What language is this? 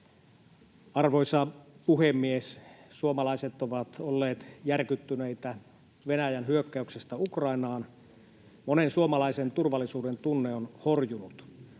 Finnish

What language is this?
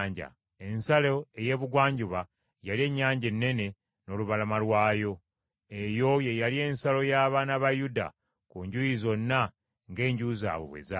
Ganda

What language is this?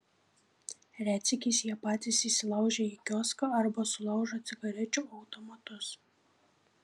Lithuanian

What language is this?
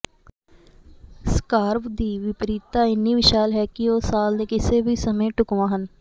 Punjabi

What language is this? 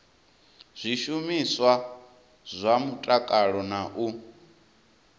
Venda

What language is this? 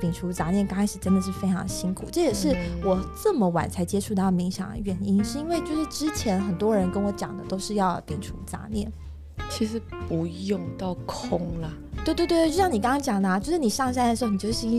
Chinese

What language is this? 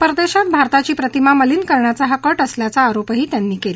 Marathi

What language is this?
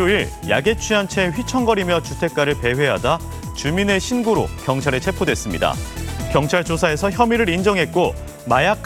Korean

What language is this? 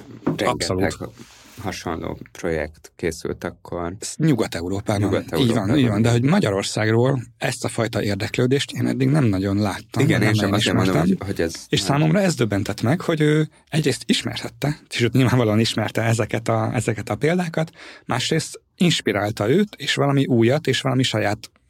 Hungarian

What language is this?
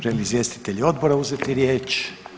Croatian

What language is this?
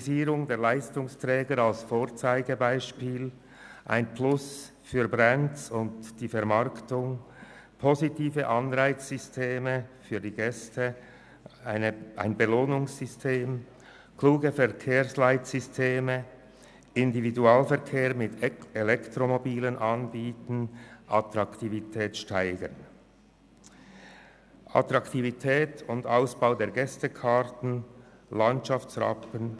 Swiss German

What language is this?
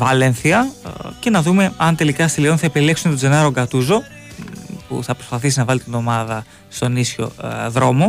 Greek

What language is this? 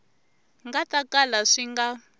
Tsonga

